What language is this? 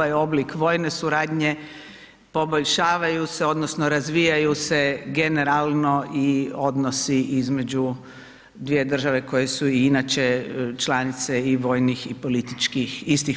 Croatian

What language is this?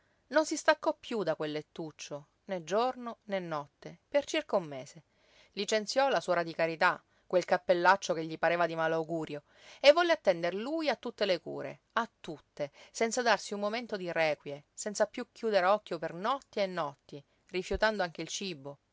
Italian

